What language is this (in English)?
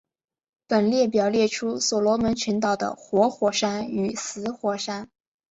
Chinese